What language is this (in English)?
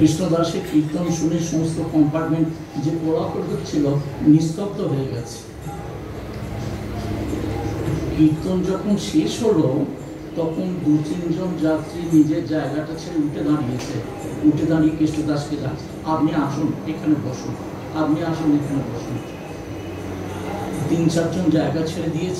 Hindi